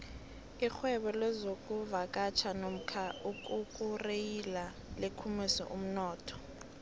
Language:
South Ndebele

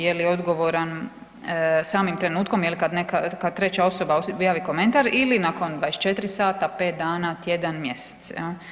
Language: Croatian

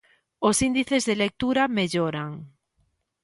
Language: Galician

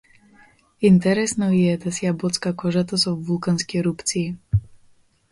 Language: Macedonian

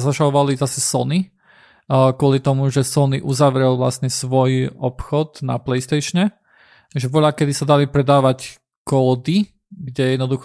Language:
Slovak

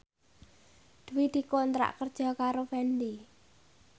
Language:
Javanese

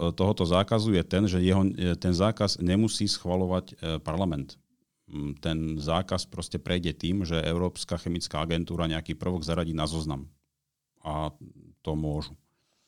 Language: Slovak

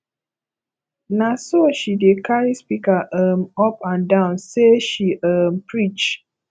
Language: Nigerian Pidgin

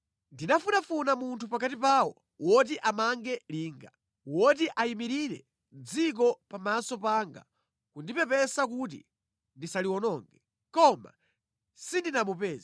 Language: Nyanja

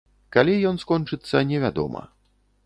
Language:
Belarusian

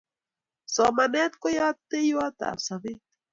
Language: Kalenjin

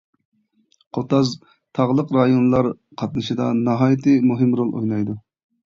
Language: Uyghur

